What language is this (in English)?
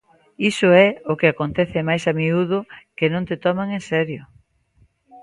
Galician